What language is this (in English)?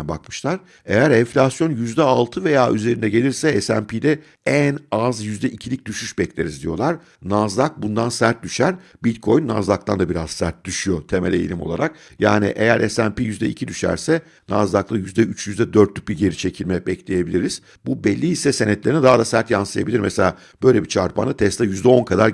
Turkish